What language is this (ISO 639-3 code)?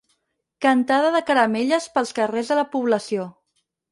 cat